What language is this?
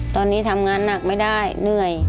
Thai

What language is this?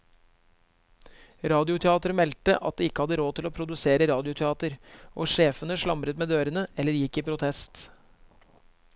Norwegian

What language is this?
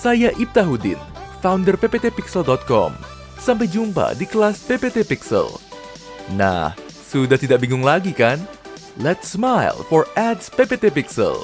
Indonesian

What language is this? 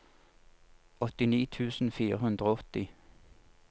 Norwegian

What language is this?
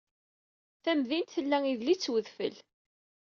Kabyle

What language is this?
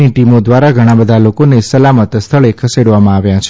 Gujarati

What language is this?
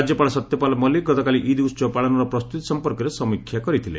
Odia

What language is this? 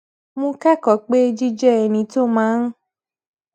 Yoruba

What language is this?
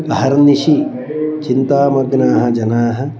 Sanskrit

